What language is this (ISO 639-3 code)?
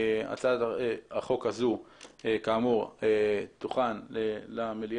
heb